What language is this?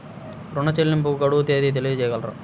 Telugu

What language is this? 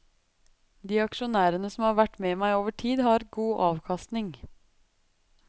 Norwegian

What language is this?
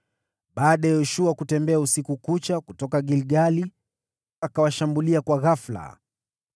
Swahili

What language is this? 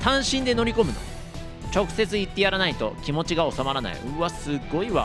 Japanese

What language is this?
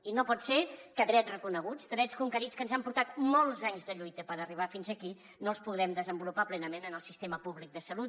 Catalan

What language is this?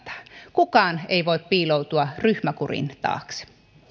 Finnish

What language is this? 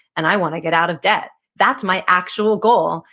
English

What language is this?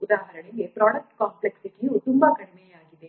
Kannada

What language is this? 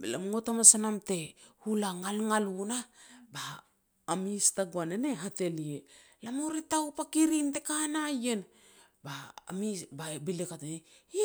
Petats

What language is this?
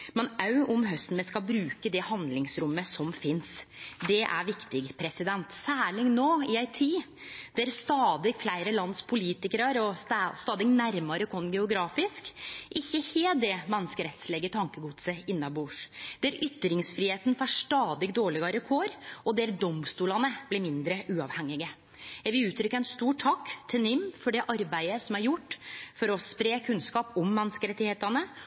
Norwegian Nynorsk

